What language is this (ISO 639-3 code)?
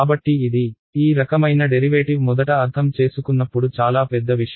tel